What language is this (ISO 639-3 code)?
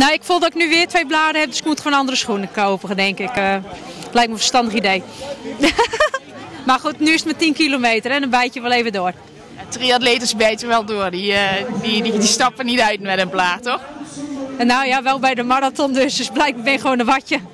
nld